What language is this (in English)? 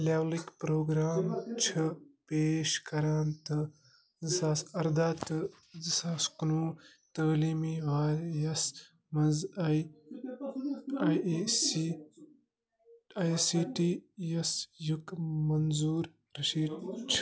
Kashmiri